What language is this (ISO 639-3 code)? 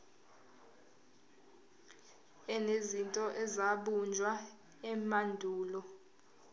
zul